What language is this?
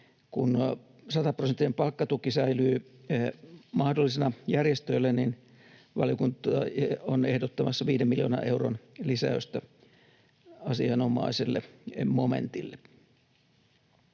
Finnish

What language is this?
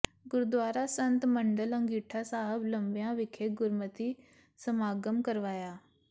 Punjabi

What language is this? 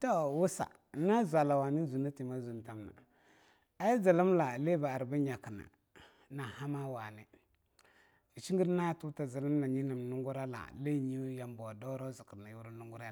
Longuda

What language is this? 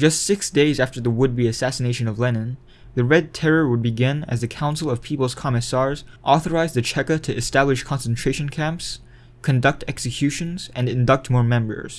English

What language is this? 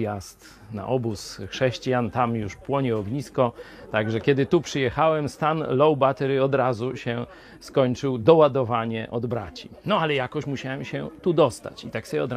Polish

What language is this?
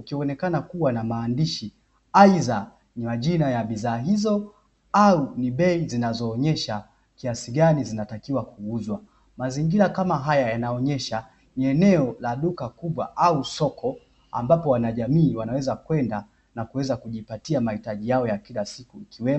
Swahili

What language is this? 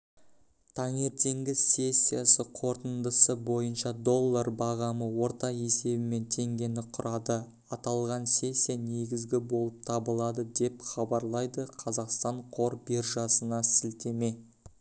Kazakh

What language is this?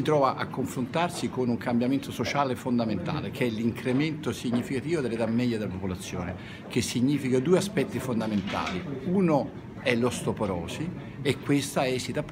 Italian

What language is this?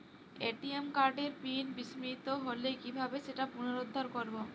Bangla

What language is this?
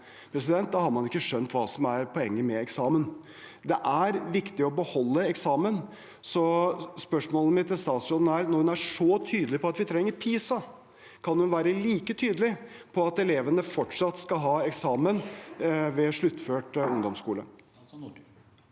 Norwegian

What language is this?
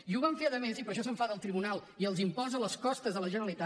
Catalan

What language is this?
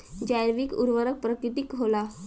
Bhojpuri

